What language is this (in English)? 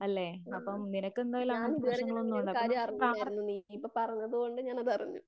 Malayalam